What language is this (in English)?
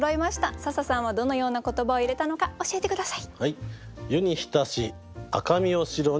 Japanese